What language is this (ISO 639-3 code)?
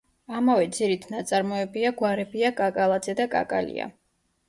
kat